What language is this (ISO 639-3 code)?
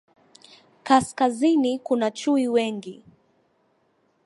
swa